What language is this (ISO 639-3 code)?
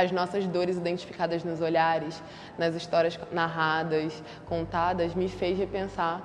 por